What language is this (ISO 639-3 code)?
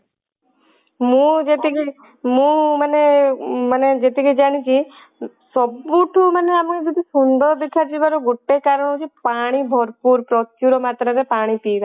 ori